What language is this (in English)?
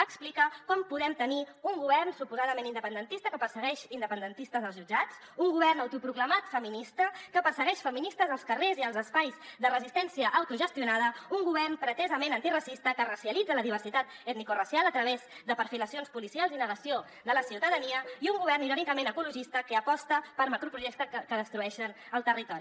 Catalan